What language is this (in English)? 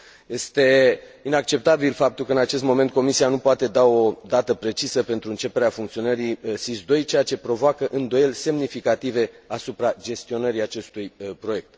Romanian